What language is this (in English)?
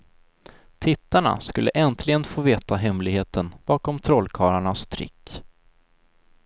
Swedish